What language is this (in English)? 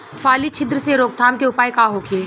Bhojpuri